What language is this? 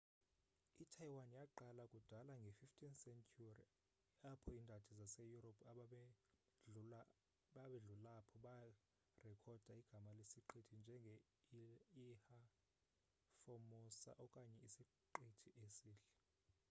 Xhosa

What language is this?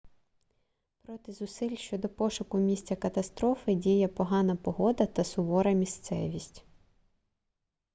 Ukrainian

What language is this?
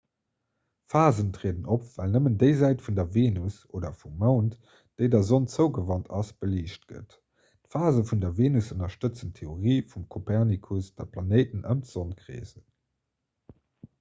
Luxembourgish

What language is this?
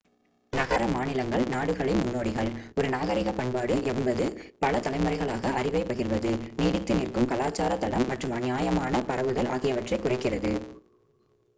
Tamil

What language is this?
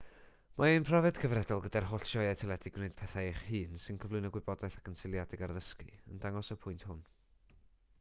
Welsh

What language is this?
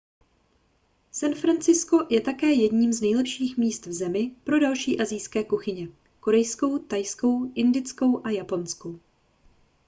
Czech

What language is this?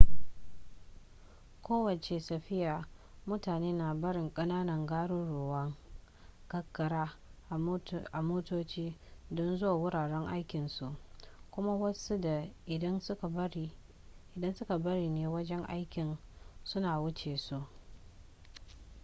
Hausa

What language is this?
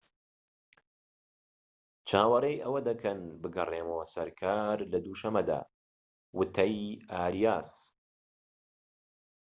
Central Kurdish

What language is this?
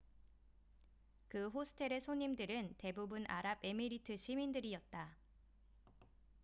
Korean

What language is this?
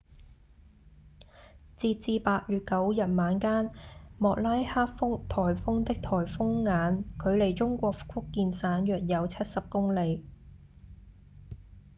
Cantonese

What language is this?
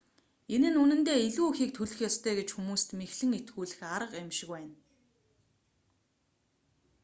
Mongolian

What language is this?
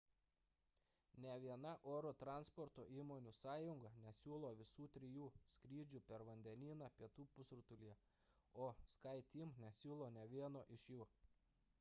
Lithuanian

